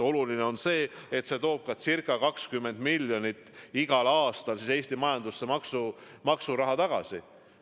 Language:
Estonian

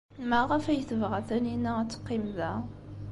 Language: Kabyle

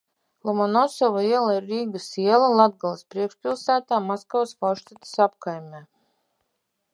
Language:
Latvian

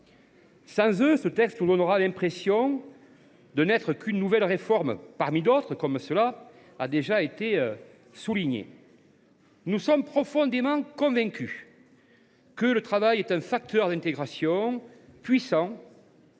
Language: French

